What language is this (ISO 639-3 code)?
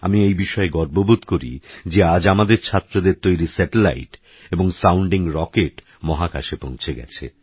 ben